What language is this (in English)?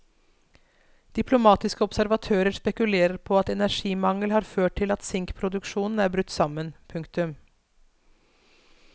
Norwegian